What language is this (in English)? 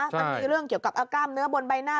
Thai